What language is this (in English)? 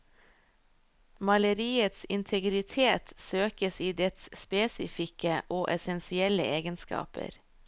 Norwegian